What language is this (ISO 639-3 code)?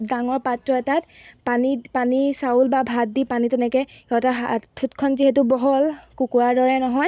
asm